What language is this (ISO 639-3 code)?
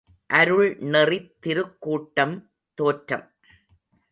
tam